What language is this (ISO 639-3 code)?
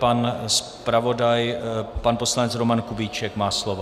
ces